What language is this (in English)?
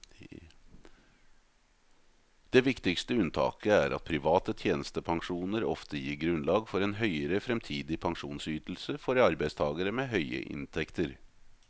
Norwegian